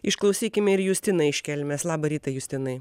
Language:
Lithuanian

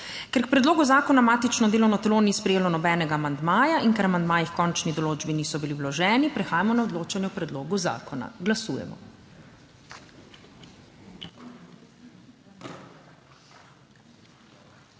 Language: Slovenian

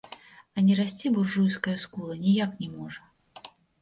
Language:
Belarusian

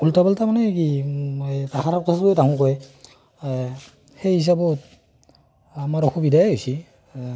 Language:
Assamese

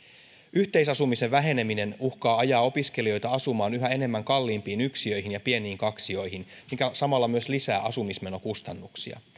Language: Finnish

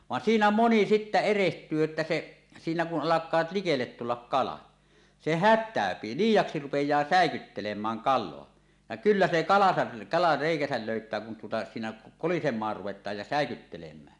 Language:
Finnish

